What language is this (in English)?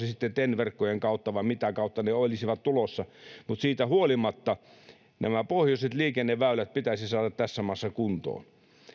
Finnish